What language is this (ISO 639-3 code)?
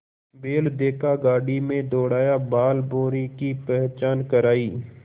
hin